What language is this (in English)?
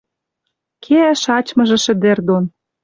Western Mari